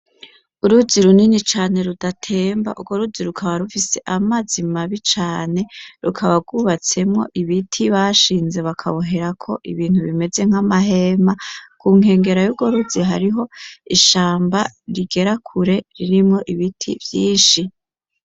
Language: Rundi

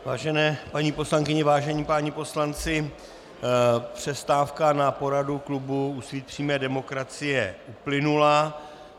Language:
Czech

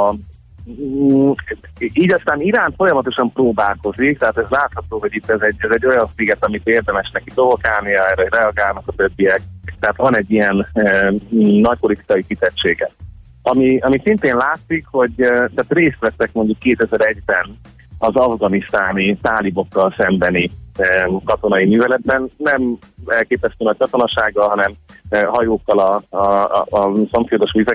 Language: Hungarian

